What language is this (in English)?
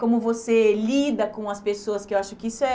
Portuguese